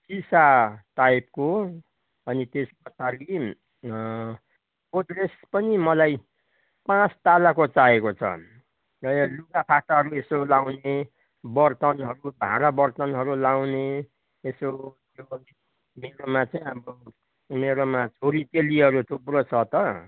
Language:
Nepali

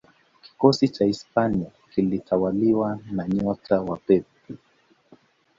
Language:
Swahili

